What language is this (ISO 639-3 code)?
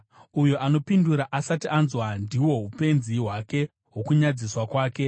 sna